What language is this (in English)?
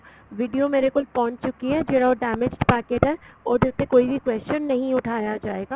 Punjabi